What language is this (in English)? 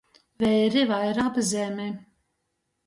Latgalian